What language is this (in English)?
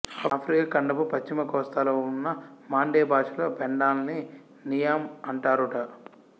Telugu